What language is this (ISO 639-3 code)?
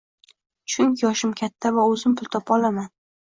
uzb